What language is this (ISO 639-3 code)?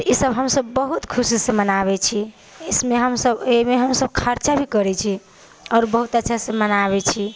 mai